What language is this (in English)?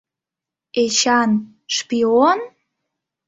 Mari